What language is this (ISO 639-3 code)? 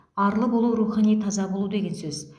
kaz